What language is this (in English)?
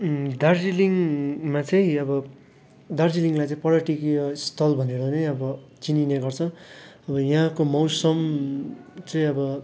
Nepali